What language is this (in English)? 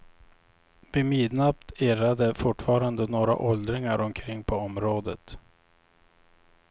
Swedish